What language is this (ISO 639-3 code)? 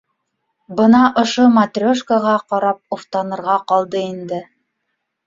bak